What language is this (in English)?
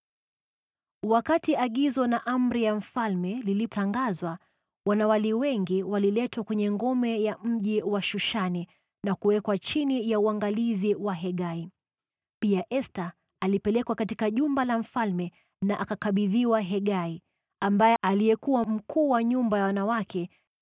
Swahili